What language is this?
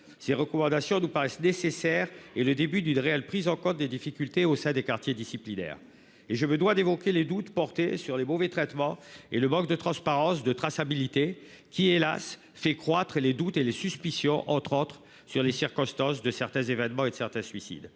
French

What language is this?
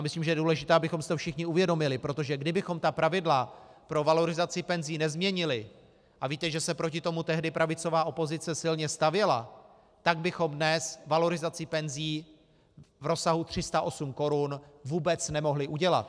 Czech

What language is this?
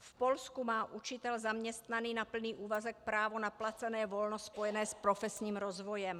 Czech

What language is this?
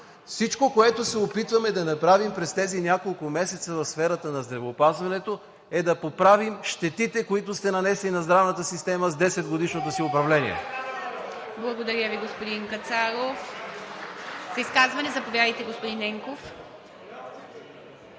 Bulgarian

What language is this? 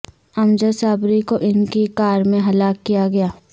Urdu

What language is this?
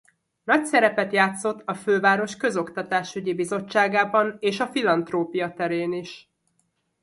Hungarian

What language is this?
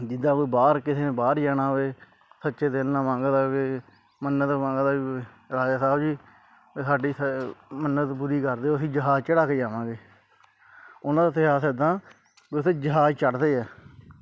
Punjabi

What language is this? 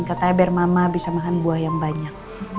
Indonesian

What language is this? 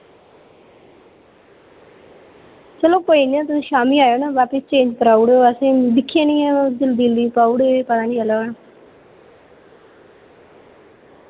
Dogri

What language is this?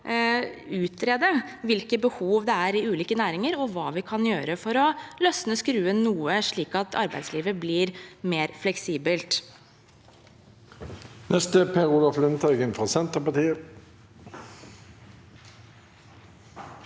Norwegian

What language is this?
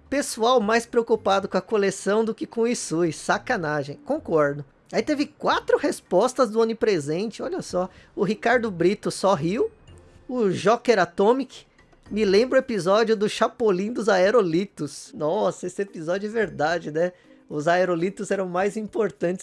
Portuguese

